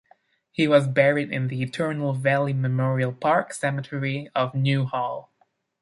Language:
English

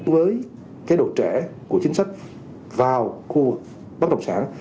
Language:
Vietnamese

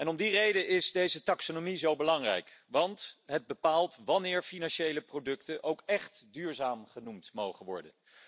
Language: Dutch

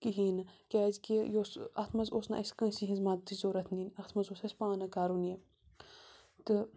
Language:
Kashmiri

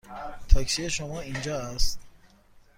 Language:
Persian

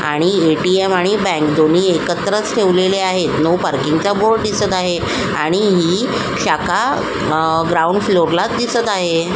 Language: Marathi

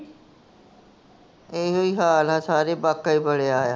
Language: Punjabi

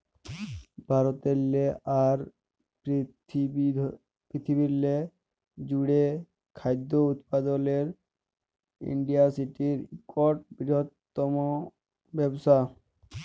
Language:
Bangla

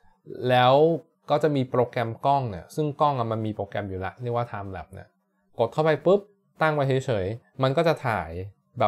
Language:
Thai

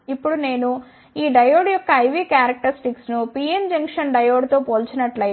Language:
Telugu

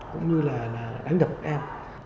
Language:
Vietnamese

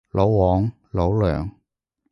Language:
Cantonese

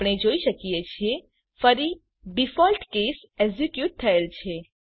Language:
Gujarati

